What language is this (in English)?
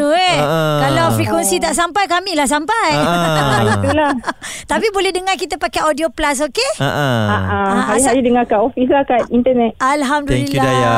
Malay